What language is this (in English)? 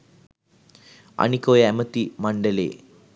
Sinhala